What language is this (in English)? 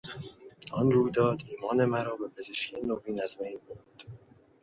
Persian